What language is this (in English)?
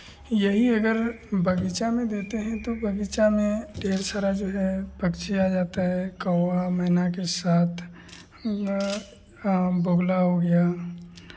Hindi